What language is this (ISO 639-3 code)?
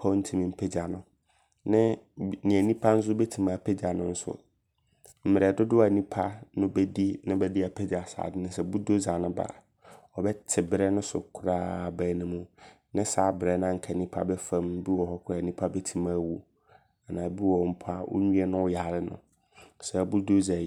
abr